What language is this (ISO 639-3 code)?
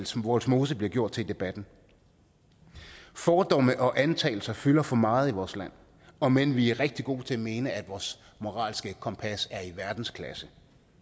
dan